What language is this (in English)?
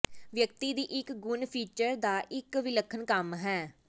Punjabi